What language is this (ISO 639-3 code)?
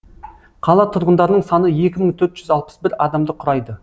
kaz